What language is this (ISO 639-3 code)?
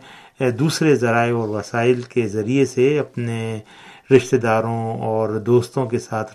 urd